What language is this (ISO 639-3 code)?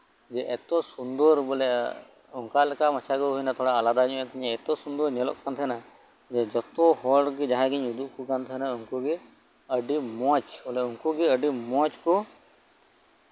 sat